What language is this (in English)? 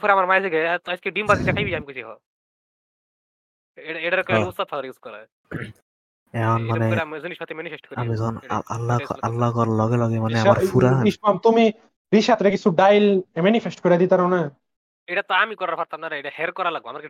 Bangla